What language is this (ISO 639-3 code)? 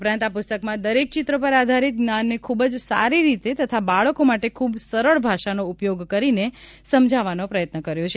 guj